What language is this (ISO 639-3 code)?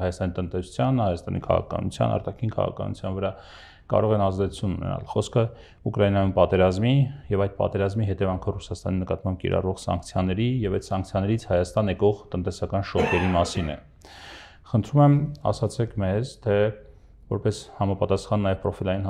ron